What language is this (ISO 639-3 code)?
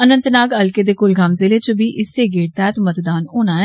doi